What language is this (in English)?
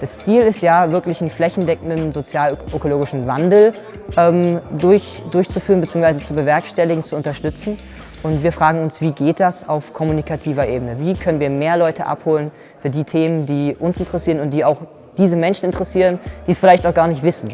German